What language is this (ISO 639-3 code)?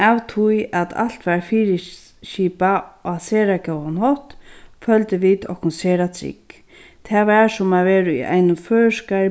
fao